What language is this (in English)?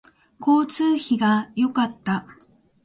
Japanese